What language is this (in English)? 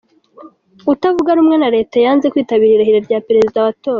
Kinyarwanda